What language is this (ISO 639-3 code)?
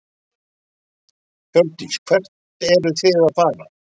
isl